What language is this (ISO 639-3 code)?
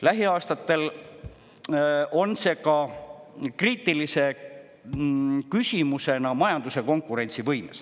est